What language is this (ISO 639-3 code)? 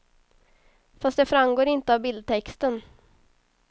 swe